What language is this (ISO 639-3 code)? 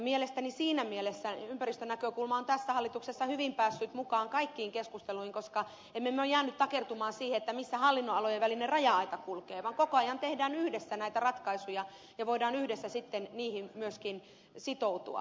fin